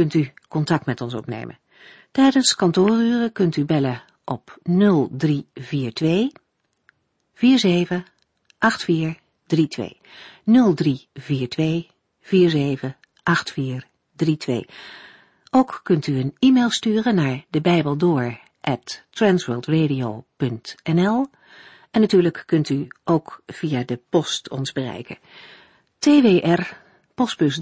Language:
Dutch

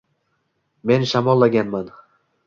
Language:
Uzbek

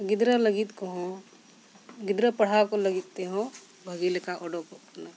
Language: Santali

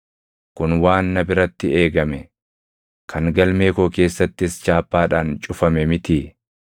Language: Oromo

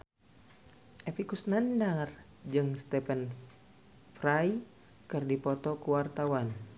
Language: Sundanese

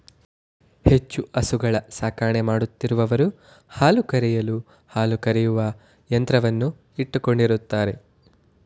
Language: Kannada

